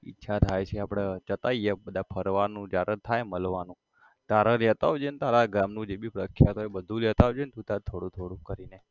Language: Gujarati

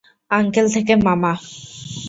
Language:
Bangla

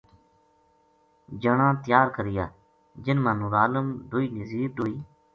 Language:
Gujari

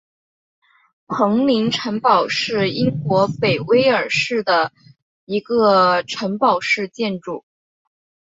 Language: Chinese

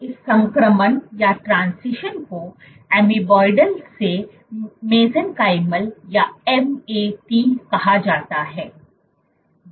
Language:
Hindi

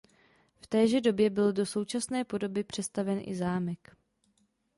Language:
Czech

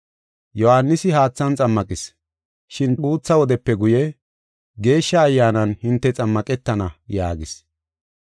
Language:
Gofa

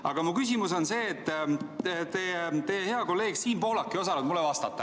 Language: Estonian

